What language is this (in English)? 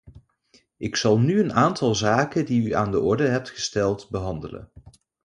Dutch